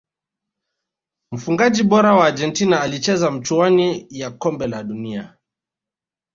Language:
Swahili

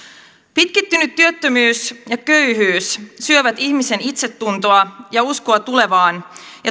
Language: Finnish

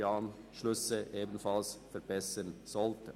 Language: Swiss German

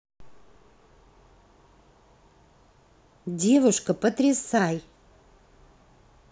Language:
Russian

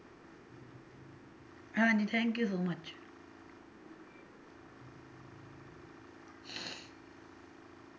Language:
Punjabi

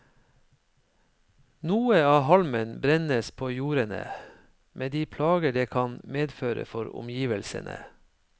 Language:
Norwegian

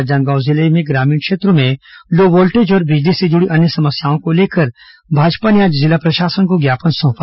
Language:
Hindi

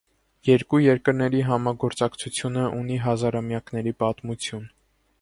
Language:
Armenian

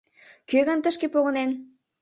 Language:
Mari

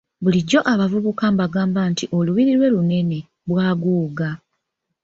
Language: Ganda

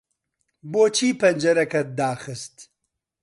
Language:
Central Kurdish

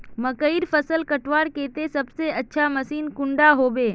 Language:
Magahi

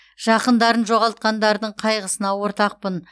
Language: Kazakh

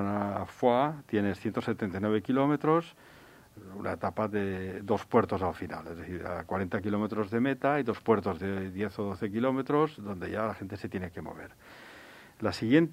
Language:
Spanish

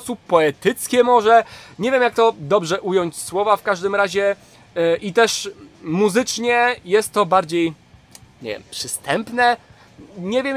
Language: Polish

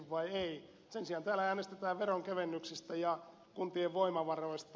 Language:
Finnish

